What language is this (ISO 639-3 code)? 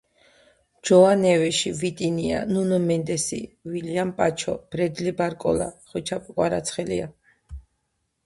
kat